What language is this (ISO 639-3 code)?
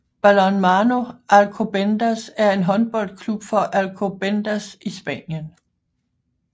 dan